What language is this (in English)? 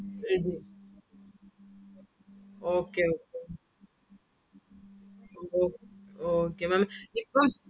Malayalam